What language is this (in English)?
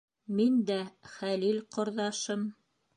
Bashkir